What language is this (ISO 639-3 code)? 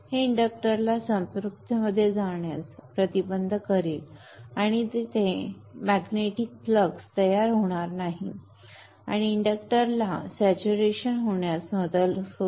mar